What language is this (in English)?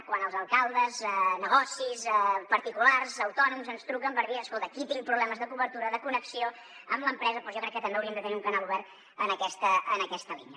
Catalan